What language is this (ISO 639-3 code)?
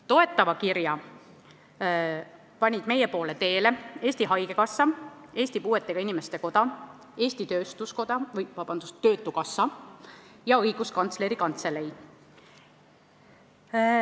est